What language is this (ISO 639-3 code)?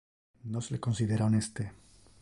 ina